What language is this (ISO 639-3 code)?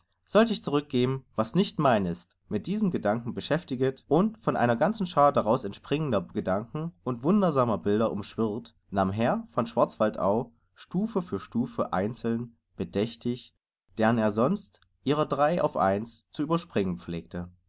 deu